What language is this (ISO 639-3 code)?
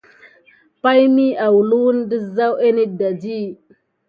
gid